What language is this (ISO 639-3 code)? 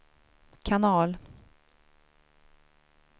swe